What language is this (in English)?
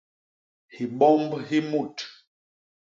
Basaa